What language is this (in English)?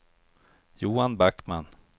Swedish